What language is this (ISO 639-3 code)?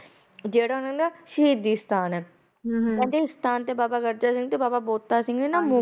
pan